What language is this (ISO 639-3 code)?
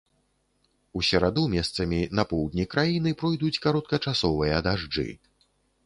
bel